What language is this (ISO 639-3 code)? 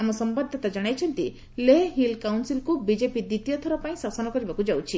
ori